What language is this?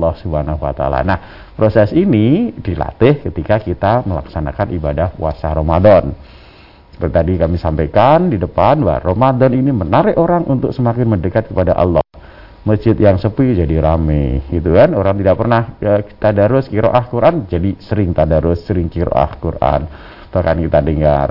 Indonesian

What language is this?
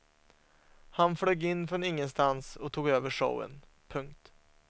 Swedish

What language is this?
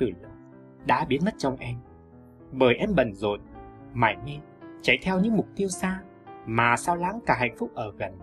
Vietnamese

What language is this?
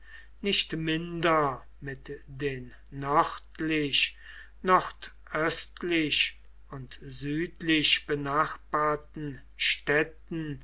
German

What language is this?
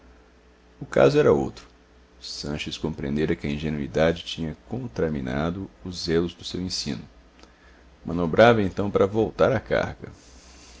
Portuguese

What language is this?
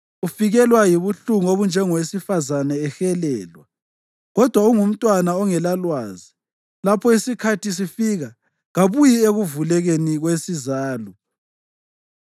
North Ndebele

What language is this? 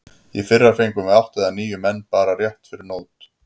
Icelandic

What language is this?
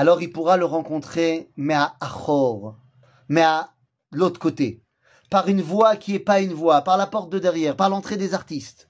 French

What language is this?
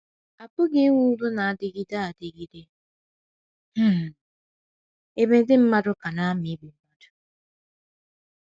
Igbo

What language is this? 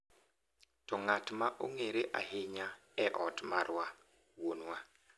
Luo (Kenya and Tanzania)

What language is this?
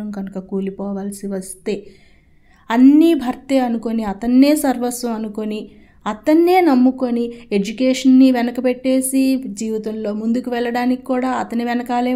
Telugu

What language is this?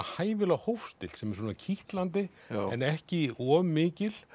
Icelandic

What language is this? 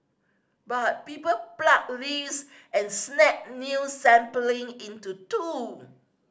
English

